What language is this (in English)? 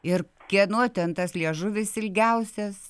Lithuanian